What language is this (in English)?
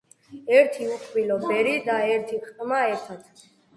Georgian